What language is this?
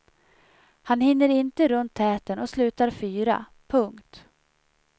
Swedish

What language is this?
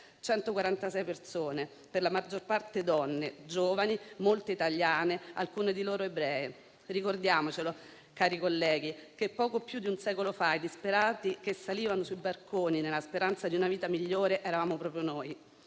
Italian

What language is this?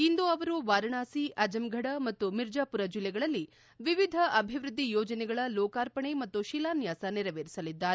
Kannada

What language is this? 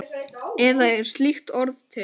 Icelandic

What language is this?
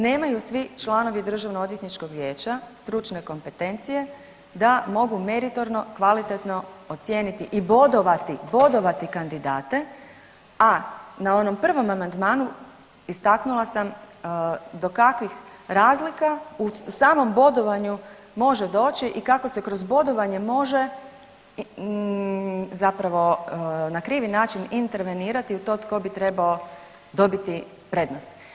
Croatian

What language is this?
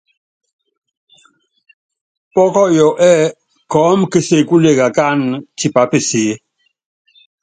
Yangben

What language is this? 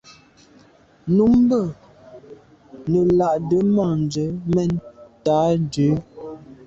Medumba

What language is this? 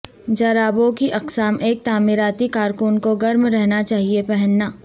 Urdu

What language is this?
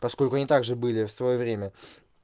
Russian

